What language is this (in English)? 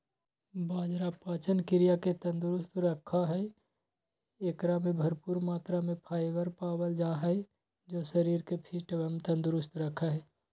Magahi